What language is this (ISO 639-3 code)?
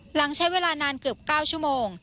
tha